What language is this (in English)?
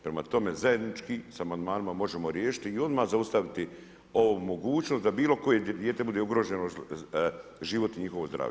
Croatian